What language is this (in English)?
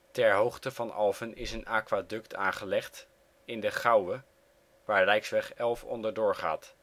Dutch